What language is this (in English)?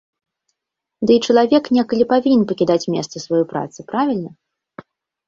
Belarusian